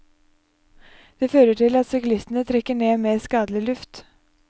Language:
Norwegian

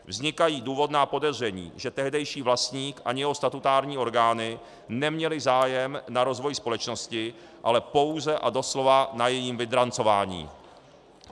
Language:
Czech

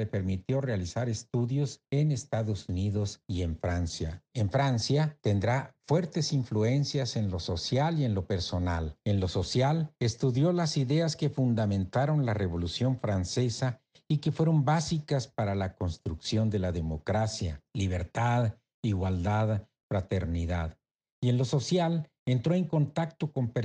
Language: Spanish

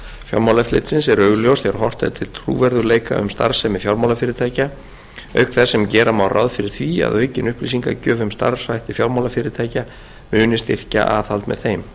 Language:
Icelandic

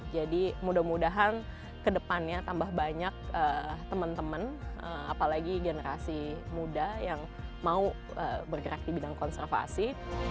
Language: Indonesian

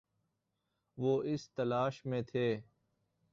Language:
Urdu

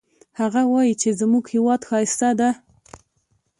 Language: Pashto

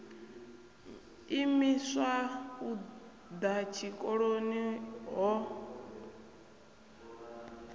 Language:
Venda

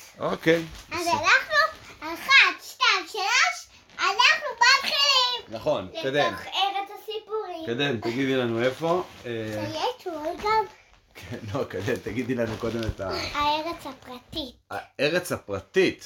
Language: Hebrew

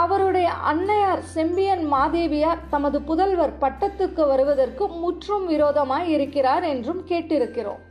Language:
Tamil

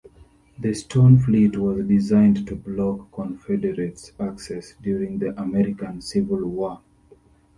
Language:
English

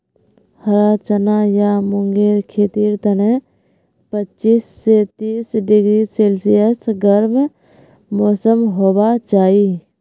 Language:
Magahi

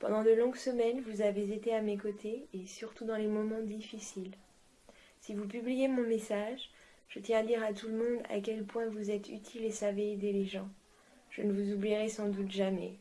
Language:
French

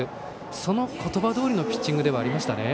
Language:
Japanese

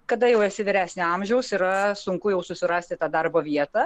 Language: Lithuanian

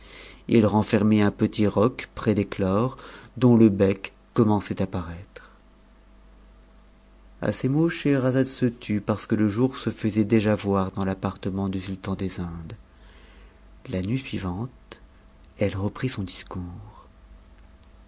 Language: French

